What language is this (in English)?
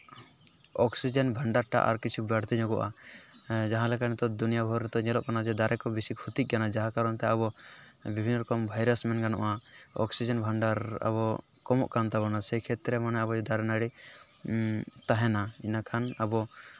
Santali